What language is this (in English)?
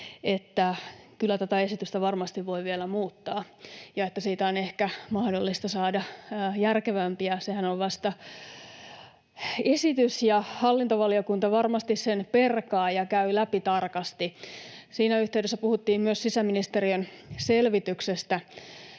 Finnish